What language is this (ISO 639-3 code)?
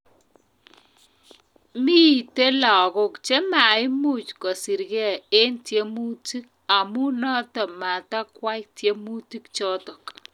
kln